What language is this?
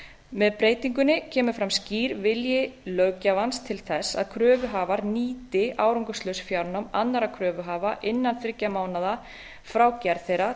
Icelandic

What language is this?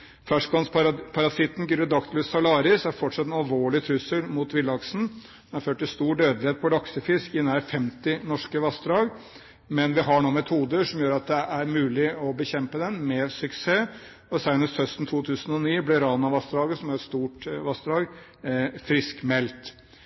Norwegian Bokmål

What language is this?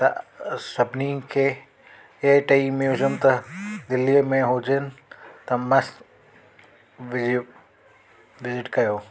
Sindhi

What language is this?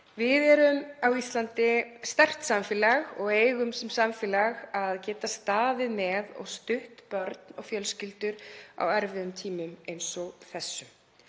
Icelandic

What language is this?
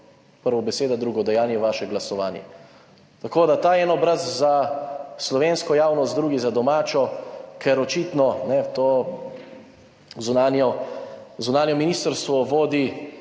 Slovenian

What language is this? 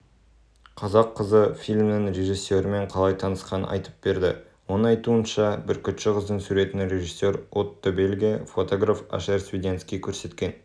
Kazakh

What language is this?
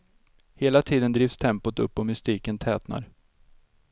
Swedish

